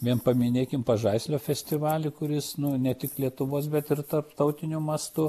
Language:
Lithuanian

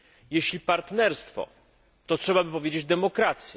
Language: Polish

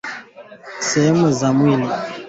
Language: Swahili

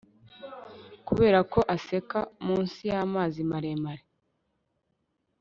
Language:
Kinyarwanda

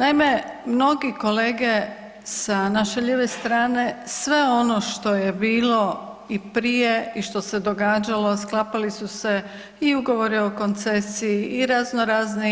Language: Croatian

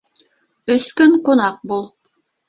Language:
Bashkir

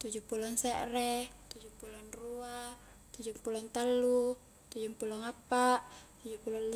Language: Highland Konjo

